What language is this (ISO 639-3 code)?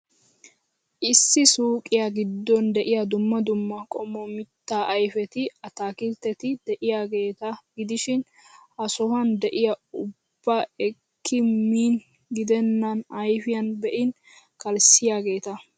wal